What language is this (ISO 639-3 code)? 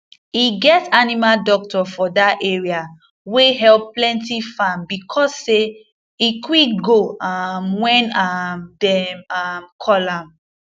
pcm